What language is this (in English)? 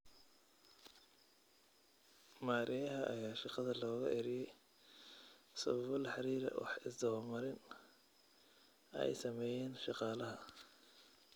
Somali